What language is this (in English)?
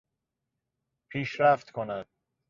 Persian